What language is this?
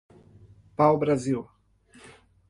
Portuguese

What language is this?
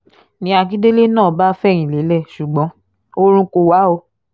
Yoruba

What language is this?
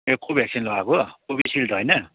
Nepali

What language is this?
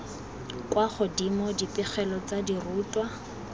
Tswana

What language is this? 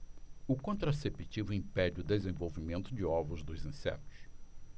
Portuguese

